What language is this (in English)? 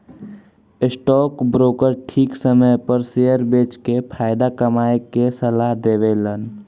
Bhojpuri